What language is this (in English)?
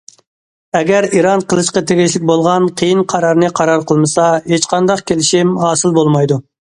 Uyghur